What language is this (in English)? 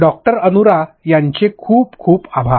Marathi